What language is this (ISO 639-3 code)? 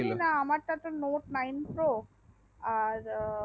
ben